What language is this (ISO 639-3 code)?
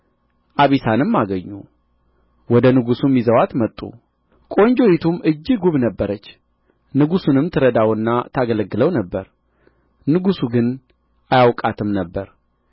amh